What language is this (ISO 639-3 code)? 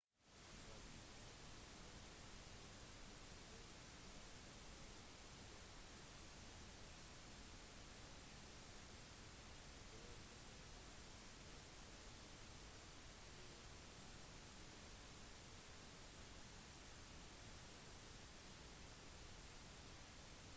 nob